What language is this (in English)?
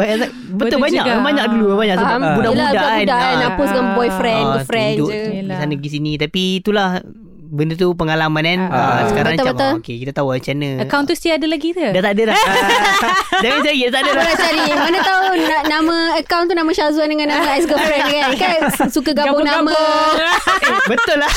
Malay